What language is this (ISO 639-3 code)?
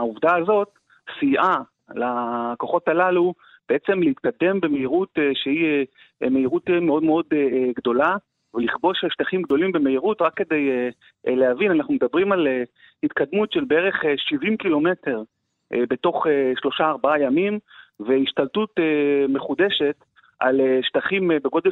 heb